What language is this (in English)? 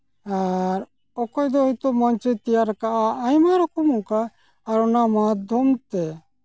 Santali